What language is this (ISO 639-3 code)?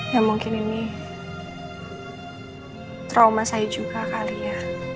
ind